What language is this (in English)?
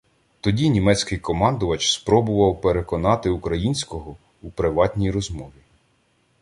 Ukrainian